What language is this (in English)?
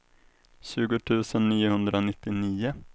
Swedish